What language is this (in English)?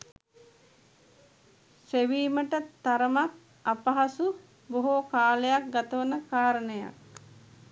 Sinhala